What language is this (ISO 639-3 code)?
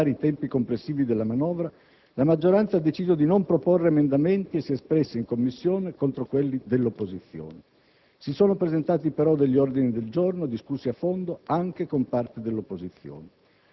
ita